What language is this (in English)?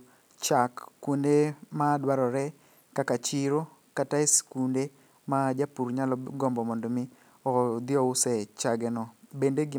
Luo (Kenya and Tanzania)